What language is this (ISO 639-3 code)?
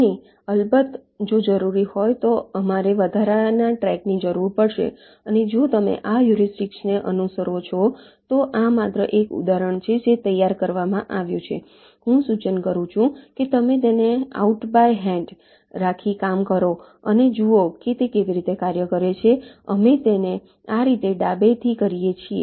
guj